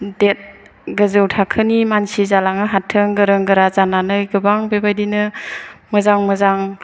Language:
Bodo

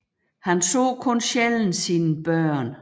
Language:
Danish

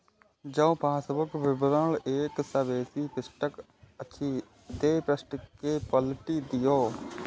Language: Maithili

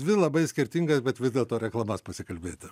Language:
Lithuanian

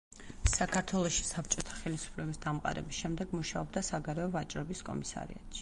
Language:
Georgian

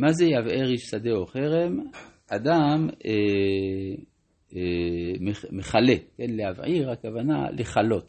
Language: Hebrew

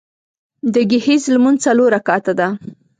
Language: Pashto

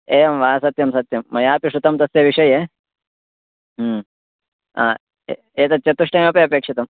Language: Sanskrit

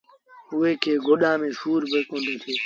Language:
Sindhi Bhil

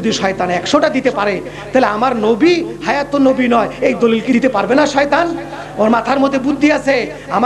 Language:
Arabic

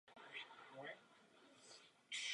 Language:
Czech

